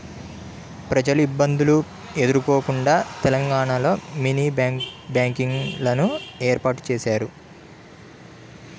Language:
Telugu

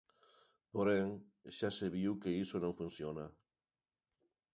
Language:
Galician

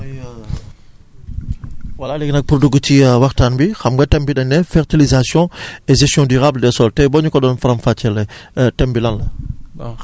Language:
Wolof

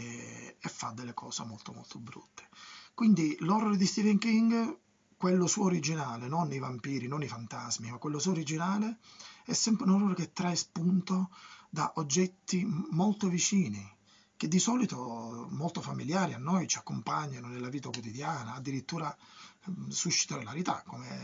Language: Italian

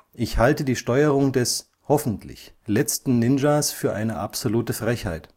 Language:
German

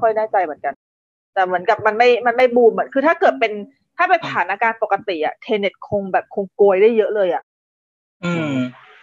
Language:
Thai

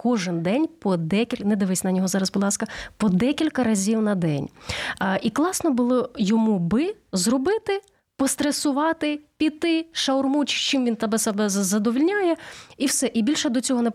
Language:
Ukrainian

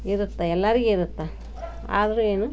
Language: Kannada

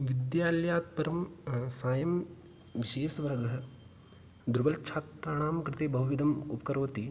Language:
Sanskrit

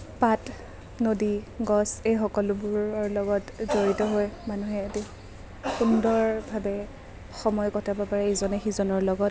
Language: Assamese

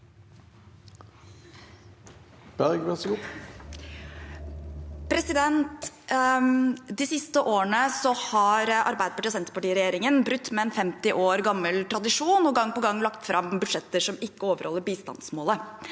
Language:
Norwegian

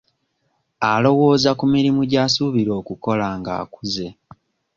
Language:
Ganda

